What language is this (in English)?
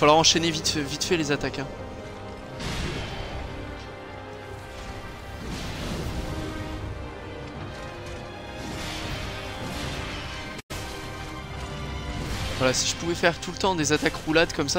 French